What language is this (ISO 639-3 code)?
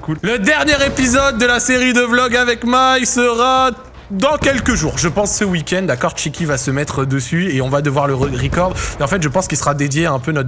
fra